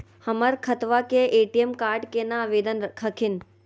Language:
Magahi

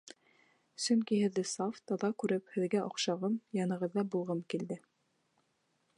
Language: Bashkir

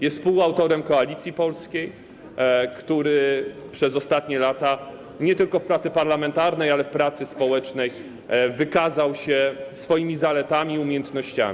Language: Polish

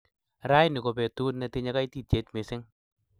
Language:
Kalenjin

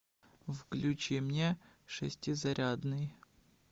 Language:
Russian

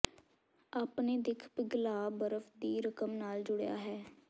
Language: Punjabi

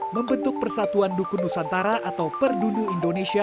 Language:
Indonesian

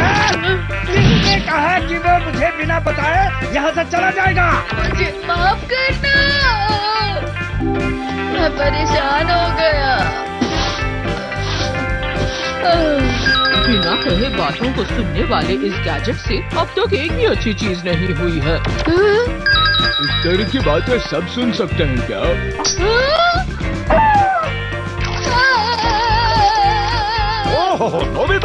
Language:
Hindi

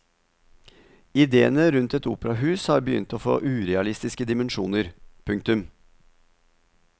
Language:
Norwegian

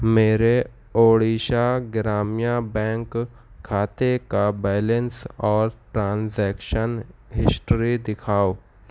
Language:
Urdu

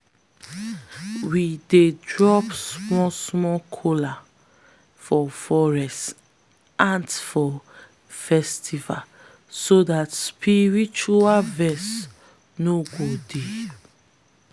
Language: Nigerian Pidgin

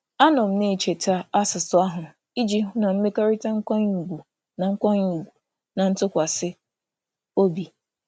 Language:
Igbo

